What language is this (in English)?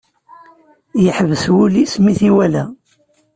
Kabyle